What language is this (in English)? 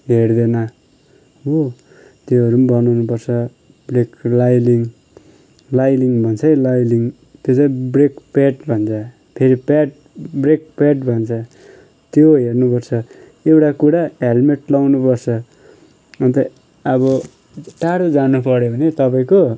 Nepali